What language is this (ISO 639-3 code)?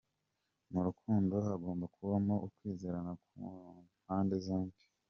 kin